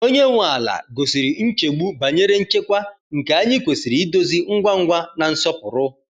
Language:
Igbo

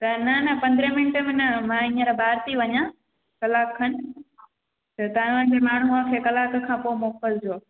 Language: Sindhi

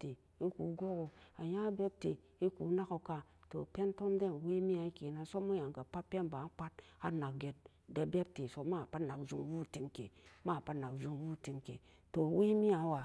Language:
Samba Daka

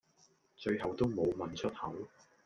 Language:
Cantonese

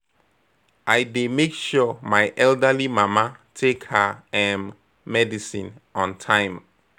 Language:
Nigerian Pidgin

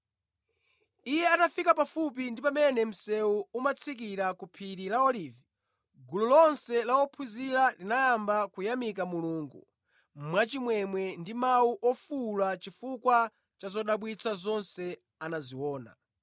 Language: Nyanja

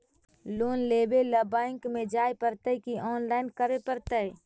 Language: Magahi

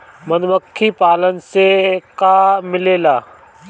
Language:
Bhojpuri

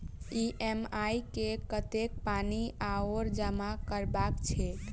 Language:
Maithili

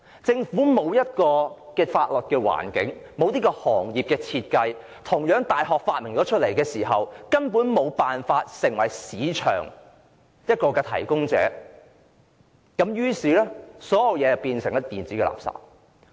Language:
Cantonese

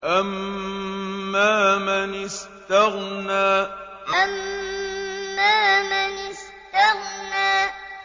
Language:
Arabic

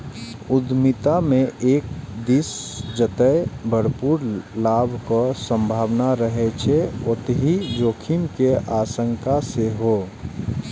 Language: Maithili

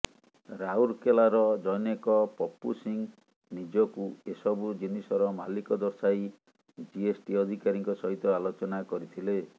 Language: Odia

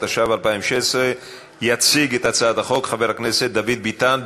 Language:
Hebrew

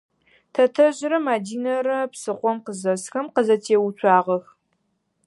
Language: Adyghe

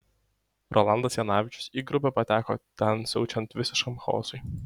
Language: Lithuanian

